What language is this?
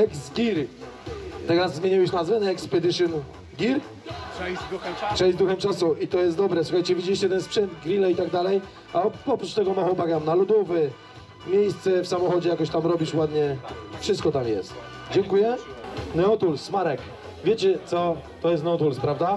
Polish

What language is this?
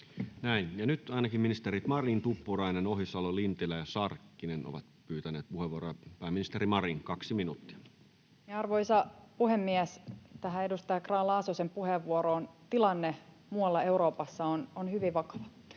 Finnish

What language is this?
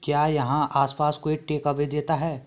Hindi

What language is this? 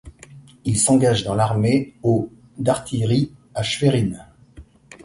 French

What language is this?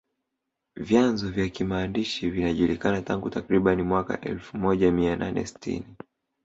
Swahili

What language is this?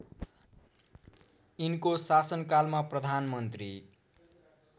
Nepali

